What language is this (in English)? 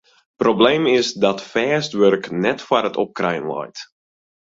Western Frisian